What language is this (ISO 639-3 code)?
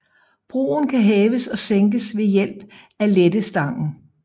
dan